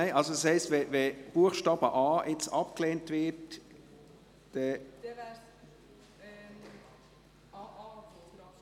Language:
Swiss German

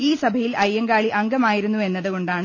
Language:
Malayalam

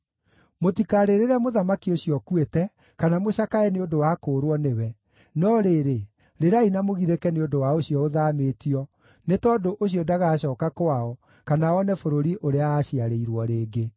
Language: Kikuyu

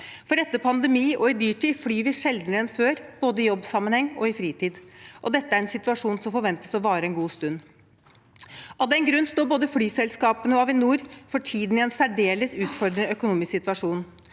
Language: Norwegian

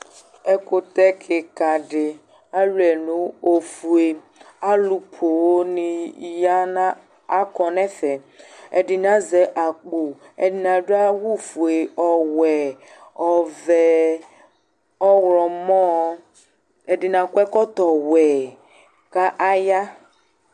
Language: Ikposo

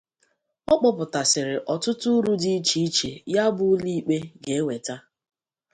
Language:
Igbo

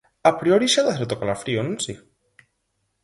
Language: Galician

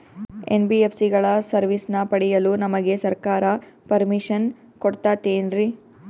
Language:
Kannada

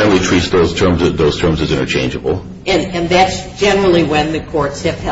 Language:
English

